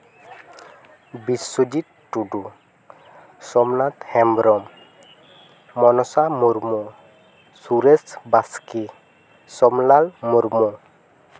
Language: Santali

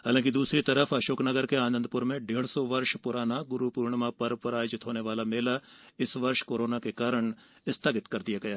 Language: Hindi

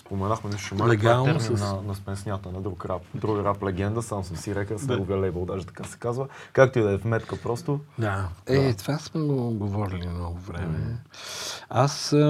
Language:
Bulgarian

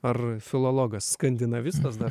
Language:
Lithuanian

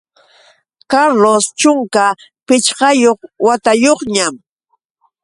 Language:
Yauyos Quechua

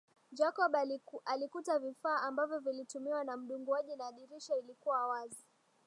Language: Swahili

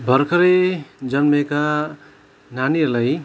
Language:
Nepali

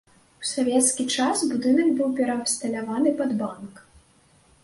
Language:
Belarusian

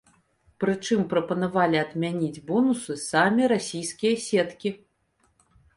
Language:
Belarusian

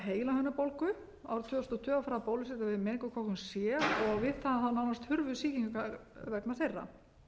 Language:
Icelandic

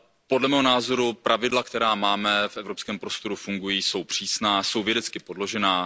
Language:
Czech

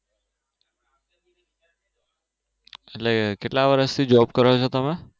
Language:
Gujarati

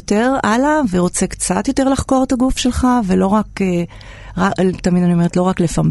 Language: Hebrew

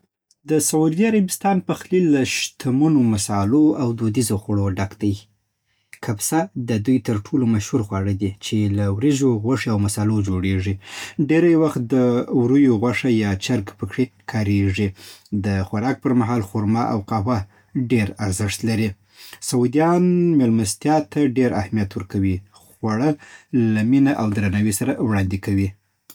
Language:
Southern Pashto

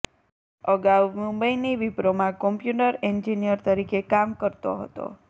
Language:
Gujarati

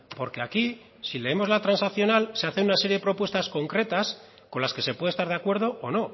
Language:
Spanish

